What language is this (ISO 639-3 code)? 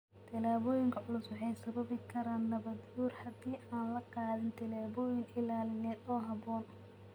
som